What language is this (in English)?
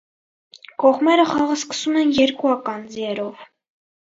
Armenian